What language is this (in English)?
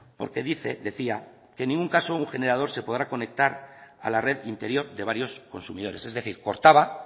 Spanish